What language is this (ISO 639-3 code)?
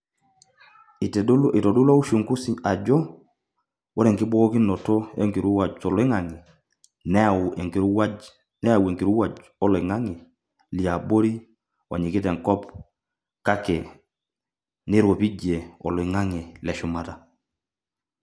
mas